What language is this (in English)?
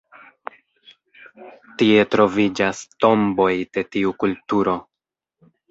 Esperanto